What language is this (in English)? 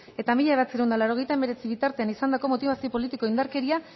Basque